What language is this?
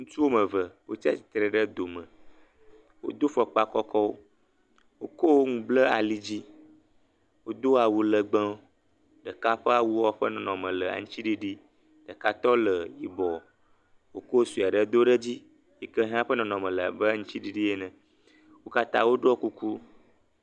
Ewe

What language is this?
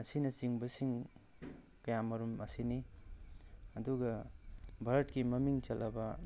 Manipuri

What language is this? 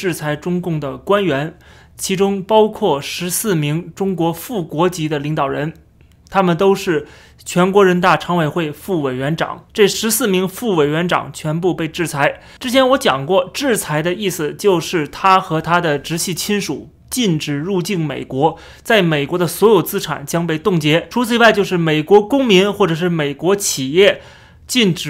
Chinese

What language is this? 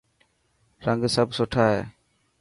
Dhatki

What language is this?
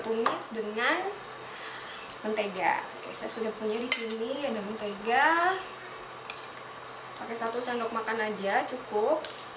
Indonesian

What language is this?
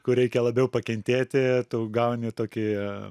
Lithuanian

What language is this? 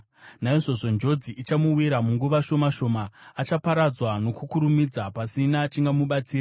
Shona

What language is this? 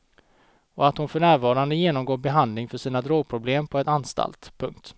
Swedish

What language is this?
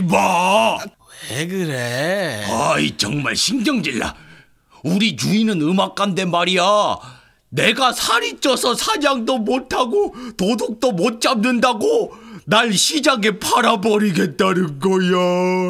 Korean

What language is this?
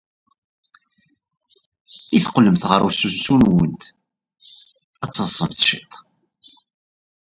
Kabyle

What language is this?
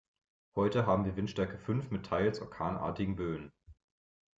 German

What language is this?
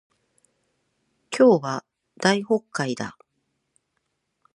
Japanese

